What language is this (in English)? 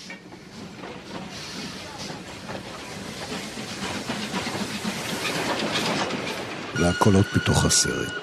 Hebrew